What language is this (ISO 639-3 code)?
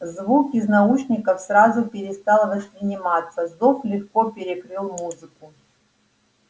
rus